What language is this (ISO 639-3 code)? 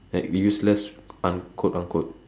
eng